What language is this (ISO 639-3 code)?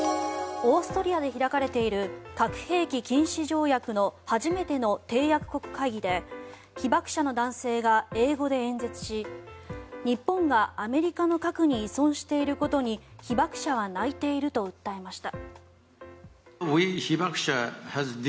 jpn